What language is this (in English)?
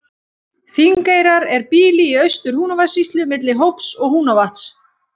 Icelandic